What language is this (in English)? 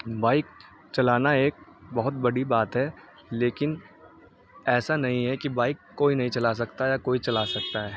Urdu